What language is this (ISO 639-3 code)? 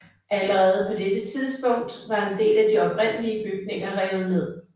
dan